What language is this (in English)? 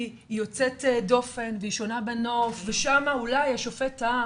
Hebrew